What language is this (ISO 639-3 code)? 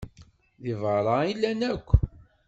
kab